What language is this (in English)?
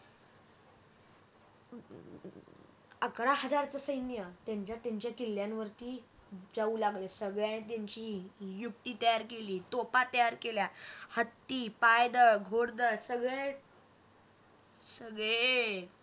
Marathi